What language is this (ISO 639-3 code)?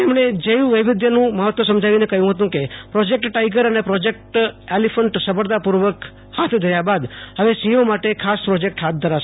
guj